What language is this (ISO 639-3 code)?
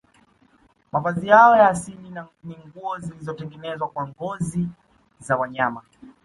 swa